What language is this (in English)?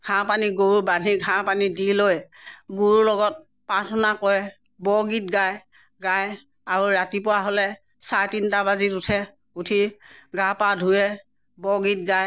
Assamese